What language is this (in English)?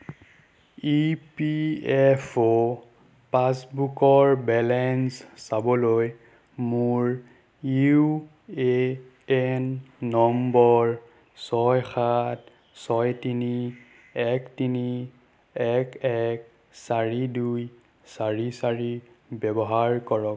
Assamese